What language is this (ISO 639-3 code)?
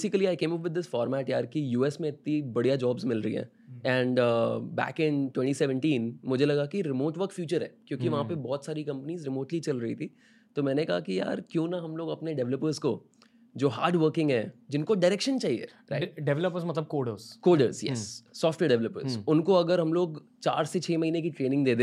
hin